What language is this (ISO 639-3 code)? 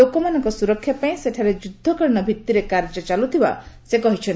ori